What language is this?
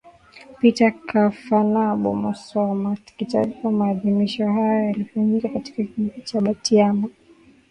Swahili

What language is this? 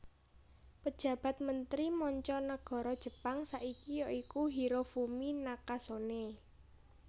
Javanese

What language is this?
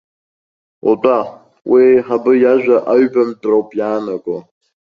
Abkhazian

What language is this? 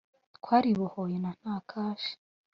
Kinyarwanda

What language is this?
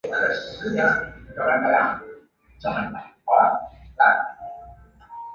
Chinese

